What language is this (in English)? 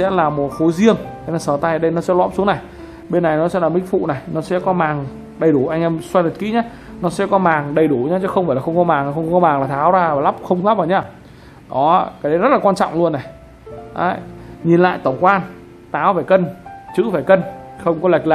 Vietnamese